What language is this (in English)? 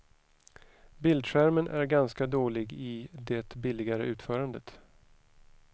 Swedish